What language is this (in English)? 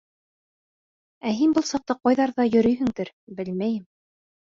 Bashkir